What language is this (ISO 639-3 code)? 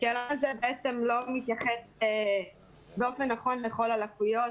heb